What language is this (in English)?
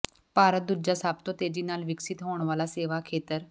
Punjabi